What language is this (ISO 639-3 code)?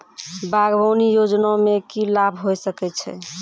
mai